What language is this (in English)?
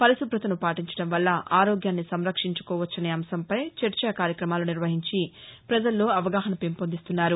Telugu